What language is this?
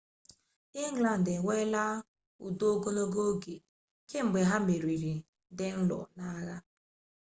Igbo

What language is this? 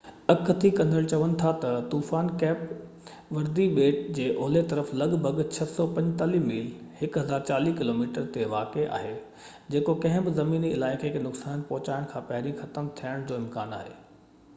Sindhi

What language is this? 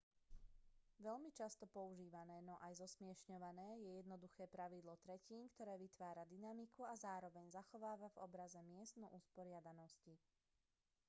Slovak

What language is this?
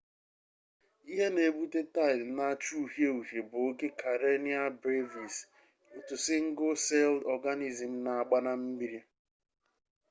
Igbo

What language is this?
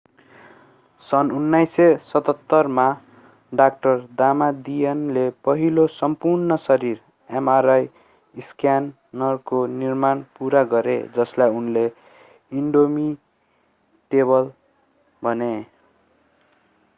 Nepali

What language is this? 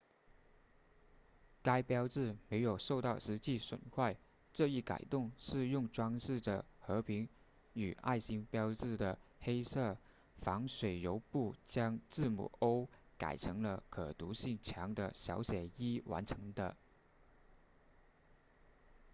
Chinese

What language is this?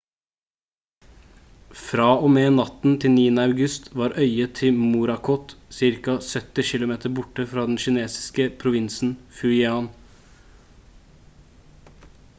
Norwegian Bokmål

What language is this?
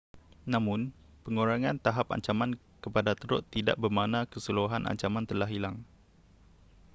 Malay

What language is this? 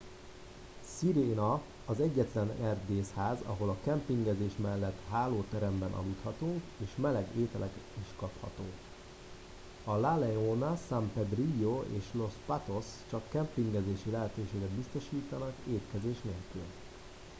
Hungarian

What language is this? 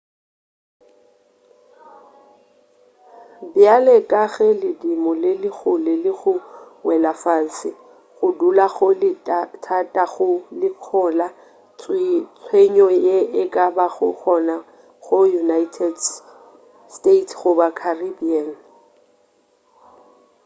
Northern Sotho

